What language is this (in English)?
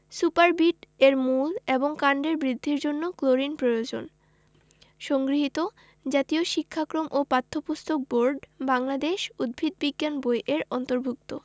Bangla